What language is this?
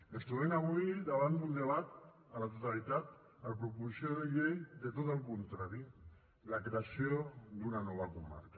Catalan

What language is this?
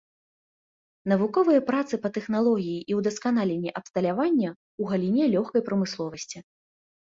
Belarusian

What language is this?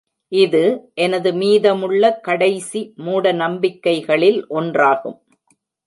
Tamil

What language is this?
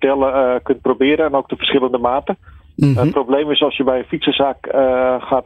Dutch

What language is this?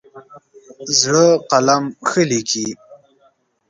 Pashto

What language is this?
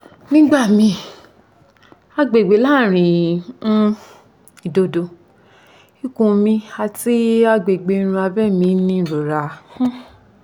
Yoruba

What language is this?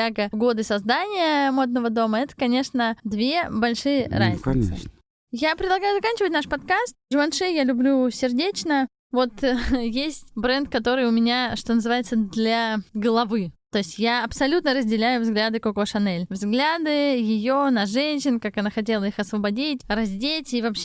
Russian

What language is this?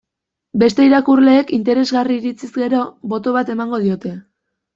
Basque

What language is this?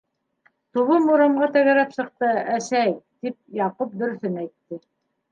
Bashkir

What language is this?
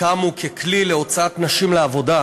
Hebrew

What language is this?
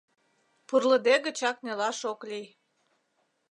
Mari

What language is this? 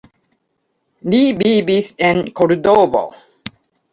Esperanto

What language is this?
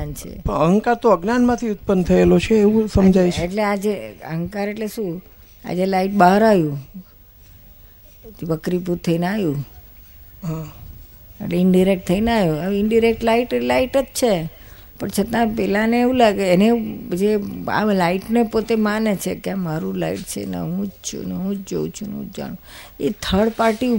Gujarati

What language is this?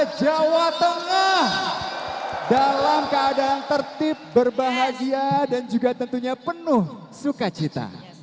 Indonesian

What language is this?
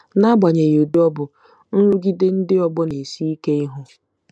Igbo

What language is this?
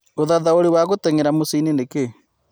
Kikuyu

